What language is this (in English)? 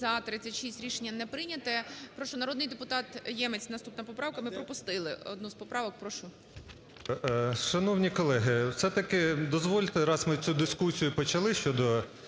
Ukrainian